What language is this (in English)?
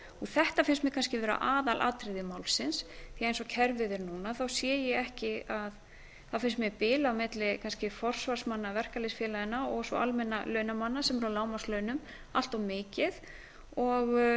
Icelandic